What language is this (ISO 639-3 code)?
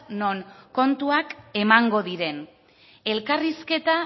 eus